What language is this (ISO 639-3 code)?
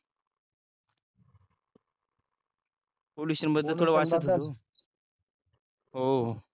mar